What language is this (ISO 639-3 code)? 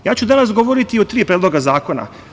srp